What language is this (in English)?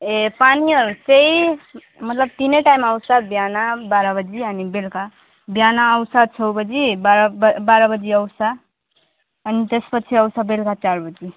Nepali